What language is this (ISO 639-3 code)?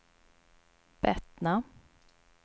swe